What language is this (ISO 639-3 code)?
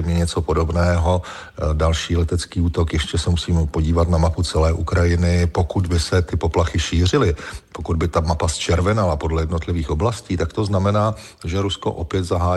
ces